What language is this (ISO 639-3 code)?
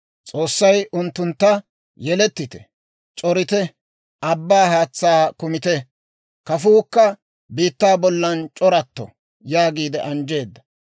dwr